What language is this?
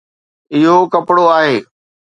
Sindhi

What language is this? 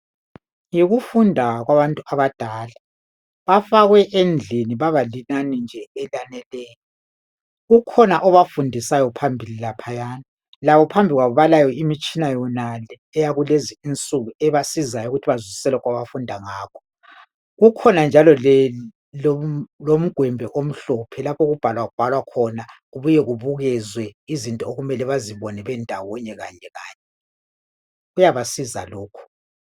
North Ndebele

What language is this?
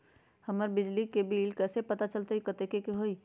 Magahi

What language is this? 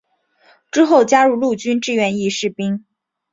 Chinese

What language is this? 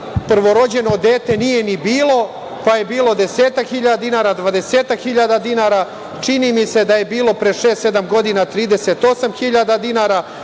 Serbian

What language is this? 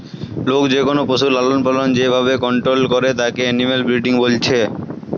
Bangla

